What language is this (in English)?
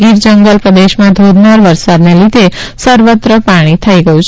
Gujarati